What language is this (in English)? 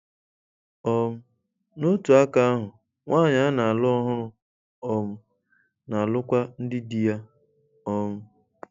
Igbo